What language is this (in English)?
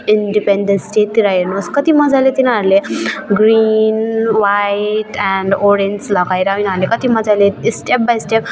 Nepali